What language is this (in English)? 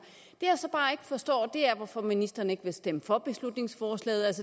Danish